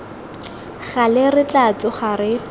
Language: Tswana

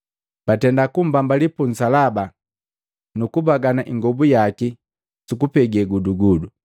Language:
Matengo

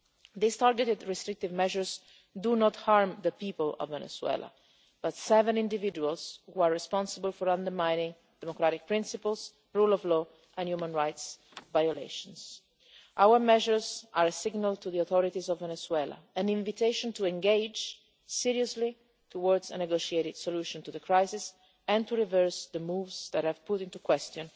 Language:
English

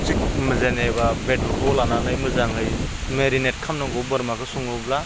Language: Bodo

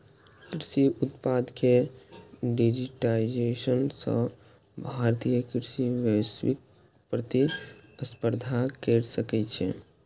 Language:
Maithili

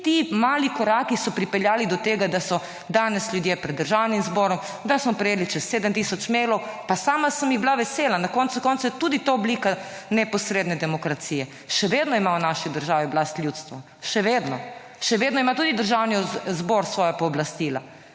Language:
Slovenian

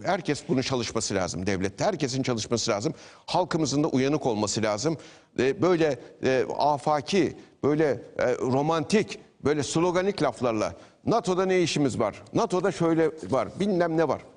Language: Turkish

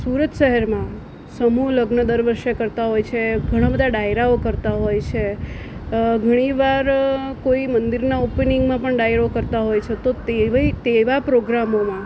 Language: Gujarati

